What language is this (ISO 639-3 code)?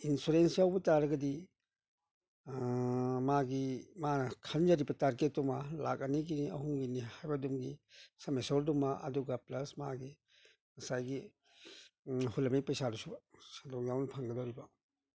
mni